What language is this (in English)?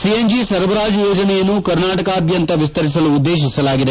Kannada